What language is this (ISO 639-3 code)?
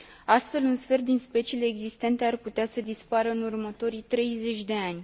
ron